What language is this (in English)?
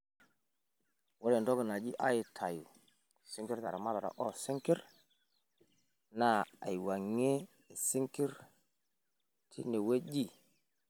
Masai